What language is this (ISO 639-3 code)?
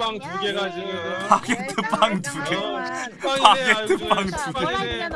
kor